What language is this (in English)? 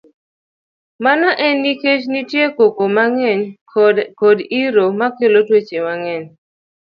Luo (Kenya and Tanzania)